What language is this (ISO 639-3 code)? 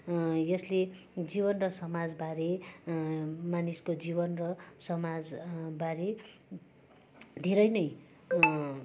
nep